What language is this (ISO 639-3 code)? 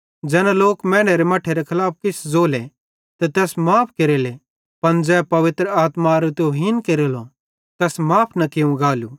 bhd